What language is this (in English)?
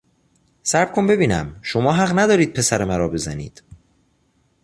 Persian